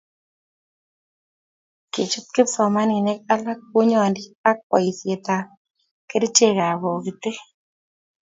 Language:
Kalenjin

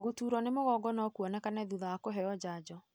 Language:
Kikuyu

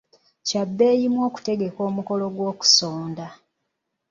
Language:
Ganda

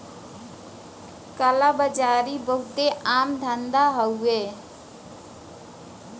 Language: Bhojpuri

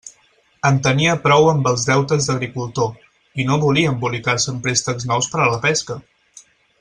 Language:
Catalan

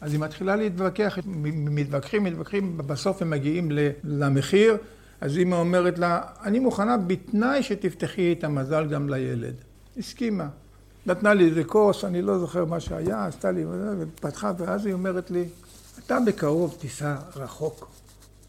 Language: Hebrew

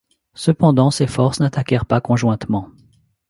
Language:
French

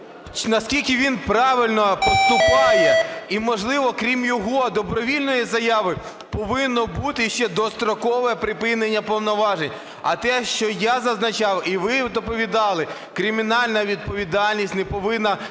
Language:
Ukrainian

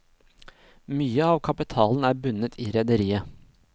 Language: Norwegian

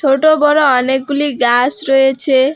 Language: Bangla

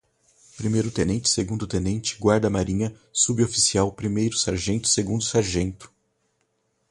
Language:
Portuguese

